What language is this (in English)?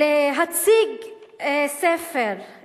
Hebrew